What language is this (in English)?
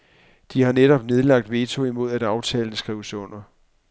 Danish